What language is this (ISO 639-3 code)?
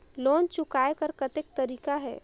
hne